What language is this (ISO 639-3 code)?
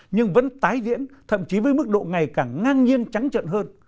vie